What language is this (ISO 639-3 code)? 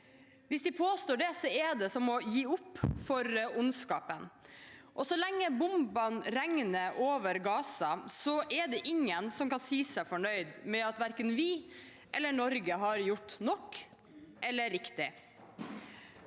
nor